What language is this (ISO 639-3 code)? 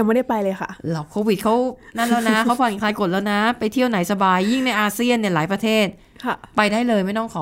tha